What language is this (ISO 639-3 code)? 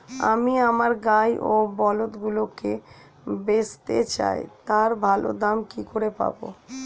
ben